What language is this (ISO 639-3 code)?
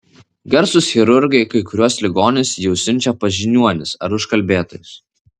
lit